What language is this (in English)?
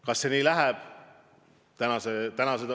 Estonian